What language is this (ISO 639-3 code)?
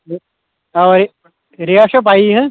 kas